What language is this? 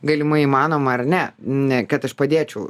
Lithuanian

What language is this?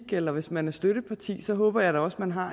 Danish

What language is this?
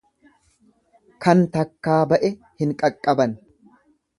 Oromo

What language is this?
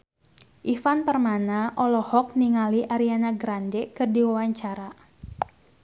Sundanese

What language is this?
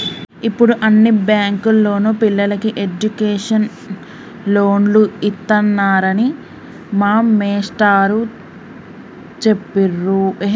Telugu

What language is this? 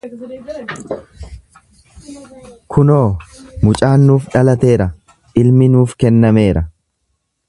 Oromo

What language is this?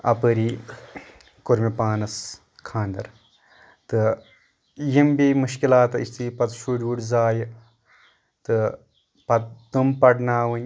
Kashmiri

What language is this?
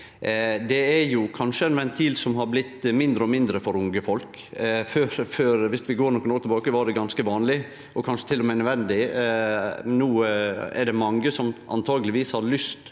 Norwegian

